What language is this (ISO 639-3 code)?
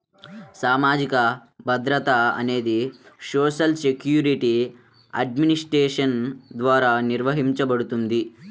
tel